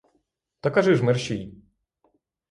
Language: Ukrainian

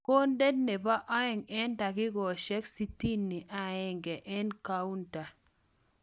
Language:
Kalenjin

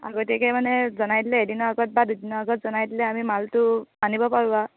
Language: Assamese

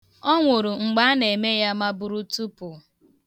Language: Igbo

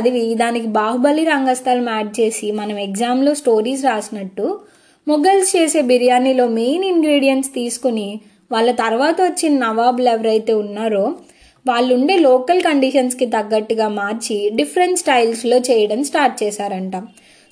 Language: Telugu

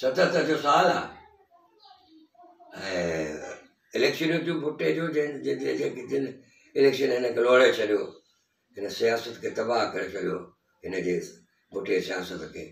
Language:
Hindi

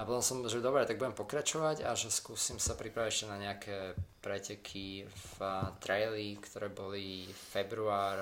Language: Slovak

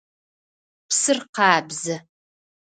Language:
Adyghe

